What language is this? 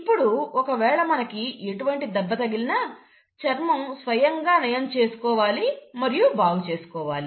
Telugu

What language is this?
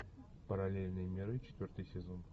Russian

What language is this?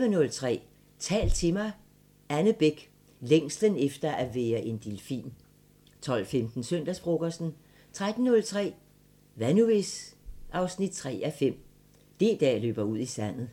Danish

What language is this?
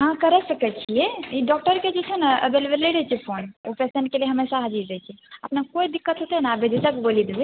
Maithili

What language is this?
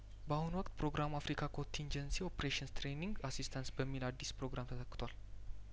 Amharic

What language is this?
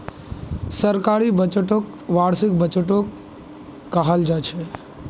Magahi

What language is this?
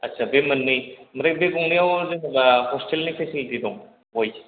Bodo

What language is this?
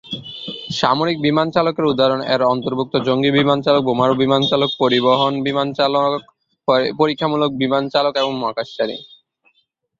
Bangla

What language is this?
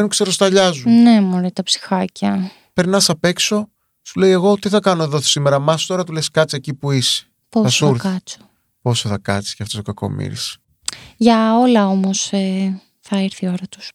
Greek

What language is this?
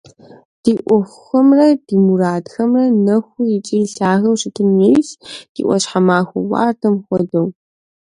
Kabardian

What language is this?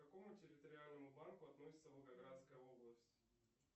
Russian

